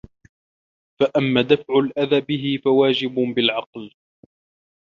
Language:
Arabic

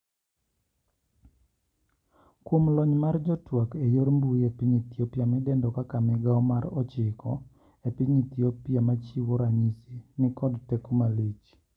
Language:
Luo (Kenya and Tanzania)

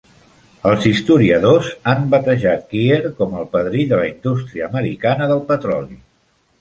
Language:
Catalan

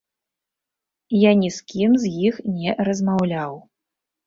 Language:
Belarusian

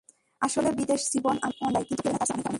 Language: Bangla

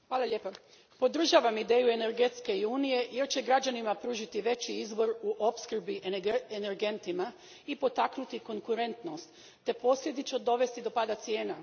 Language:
Croatian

